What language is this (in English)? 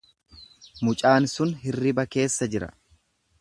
Oromo